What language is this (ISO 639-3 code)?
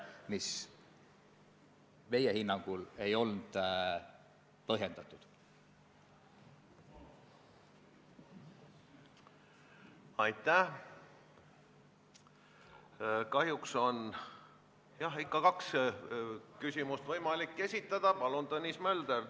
est